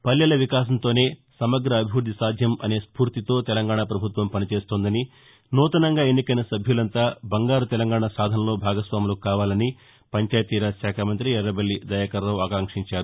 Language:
Telugu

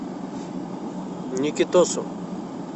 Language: Russian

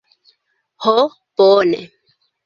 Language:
Esperanto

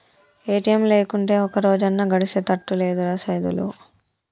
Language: Telugu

